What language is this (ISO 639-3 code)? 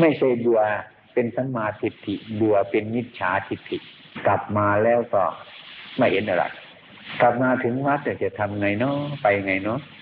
tha